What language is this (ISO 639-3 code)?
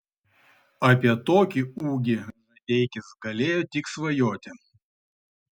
lit